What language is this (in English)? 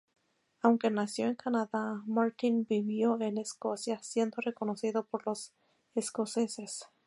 Spanish